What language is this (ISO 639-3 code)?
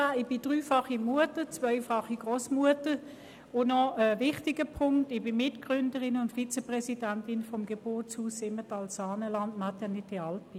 gsw